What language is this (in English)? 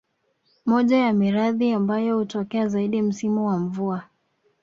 Swahili